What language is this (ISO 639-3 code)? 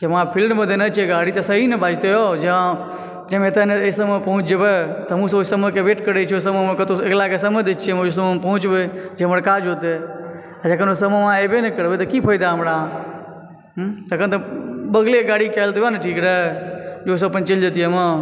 mai